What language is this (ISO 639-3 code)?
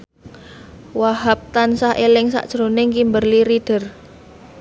jav